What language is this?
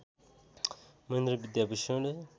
Nepali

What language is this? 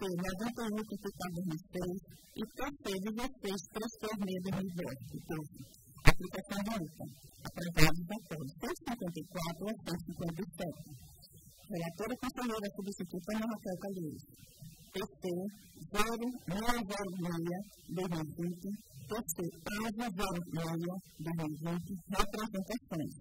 Portuguese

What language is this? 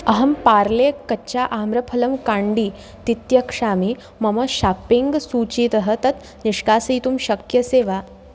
Sanskrit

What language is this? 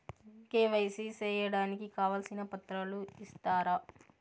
Telugu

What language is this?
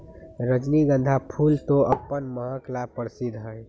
Magahi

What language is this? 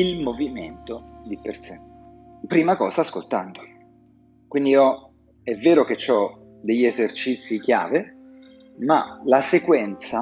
Italian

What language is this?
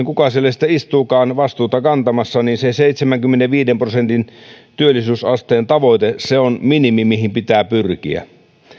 Finnish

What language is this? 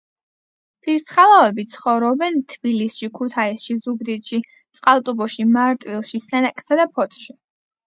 Georgian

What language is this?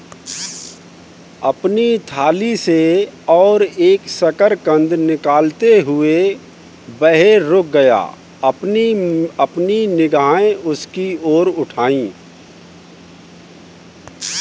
Hindi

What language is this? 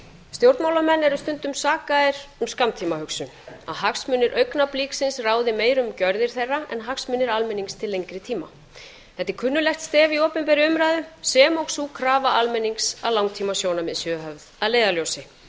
Icelandic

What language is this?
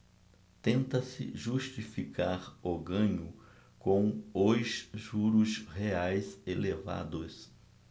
Portuguese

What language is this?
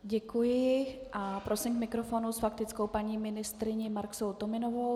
Czech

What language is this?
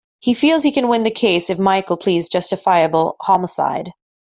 English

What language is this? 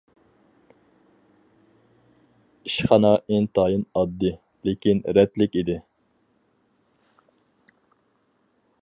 Uyghur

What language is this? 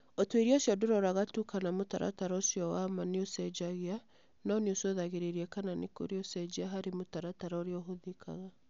Kikuyu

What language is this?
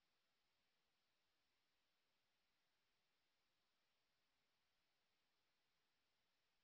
Bangla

